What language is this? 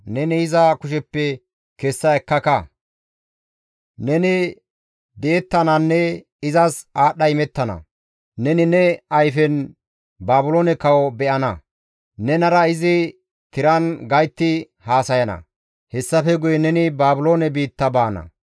Gamo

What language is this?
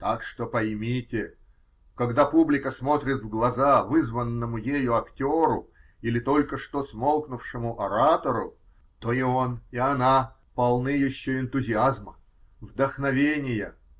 Russian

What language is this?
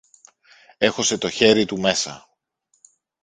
Greek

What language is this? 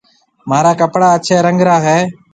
Marwari (Pakistan)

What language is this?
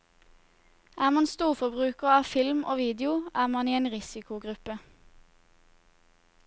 Norwegian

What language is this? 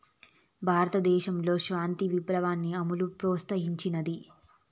Telugu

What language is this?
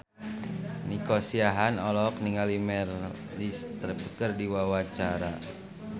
Sundanese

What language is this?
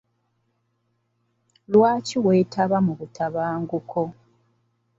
Ganda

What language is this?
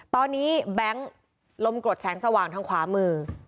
Thai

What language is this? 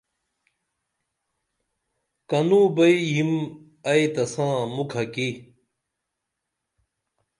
Dameli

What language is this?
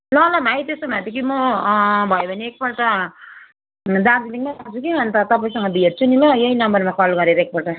Nepali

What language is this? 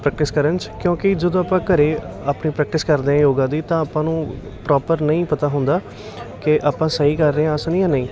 Punjabi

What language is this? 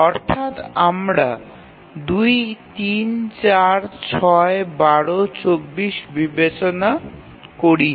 Bangla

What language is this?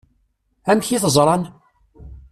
Kabyle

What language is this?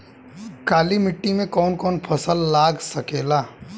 Bhojpuri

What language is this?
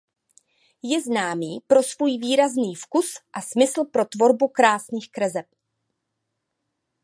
Czech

